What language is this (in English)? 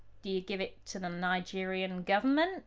English